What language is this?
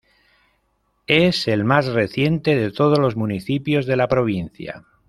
Spanish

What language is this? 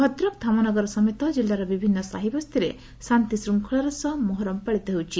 Odia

